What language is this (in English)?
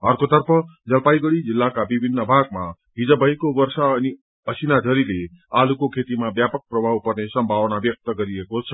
Nepali